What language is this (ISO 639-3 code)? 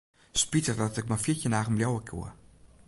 fry